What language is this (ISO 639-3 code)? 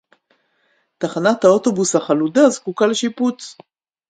heb